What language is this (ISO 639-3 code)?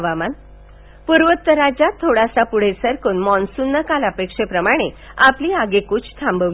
mar